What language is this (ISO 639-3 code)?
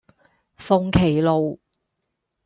yue